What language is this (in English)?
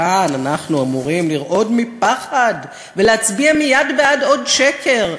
Hebrew